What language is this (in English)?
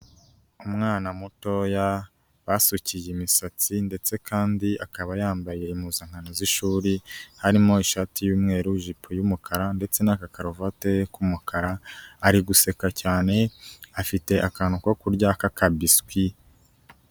Kinyarwanda